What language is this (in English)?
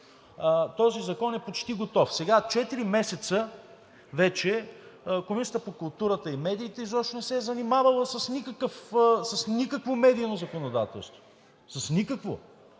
Bulgarian